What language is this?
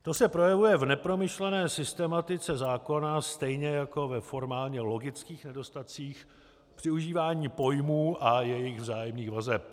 Czech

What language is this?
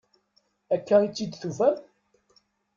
Kabyle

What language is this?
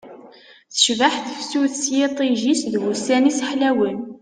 Kabyle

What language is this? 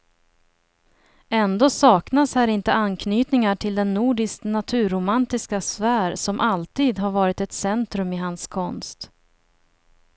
Swedish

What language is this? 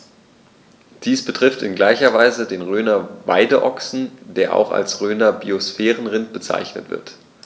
German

